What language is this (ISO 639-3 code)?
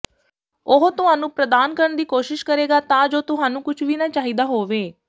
pan